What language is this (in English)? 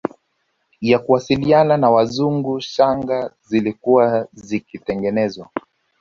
Swahili